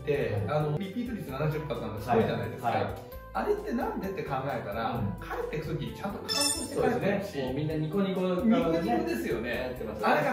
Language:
Japanese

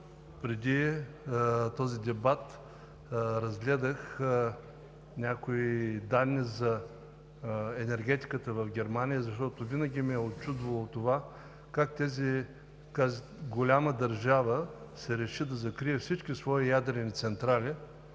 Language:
Bulgarian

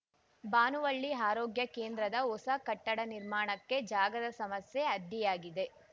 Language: Kannada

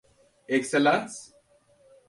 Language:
Turkish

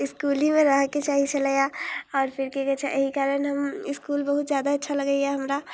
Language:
Maithili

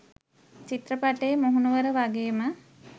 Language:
Sinhala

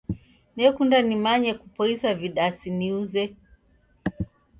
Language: Taita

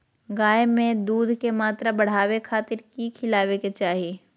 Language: Magahi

